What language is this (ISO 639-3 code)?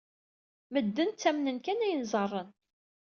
kab